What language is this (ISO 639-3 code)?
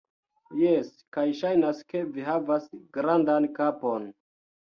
epo